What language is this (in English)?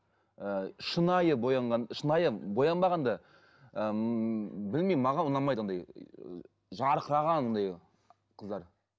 Kazakh